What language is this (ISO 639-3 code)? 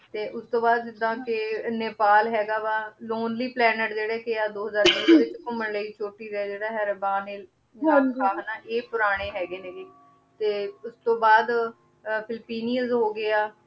pan